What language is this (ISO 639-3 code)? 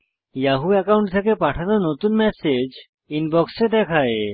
ben